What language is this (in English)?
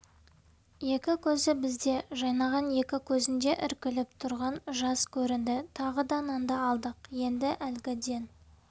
Kazakh